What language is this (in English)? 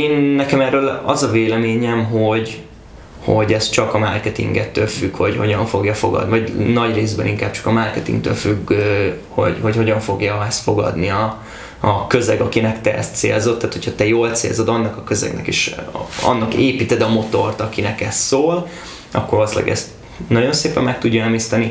Hungarian